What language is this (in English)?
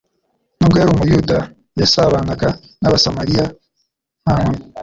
Kinyarwanda